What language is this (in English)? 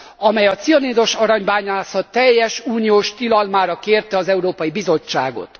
Hungarian